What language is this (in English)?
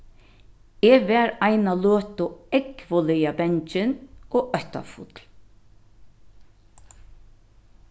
Faroese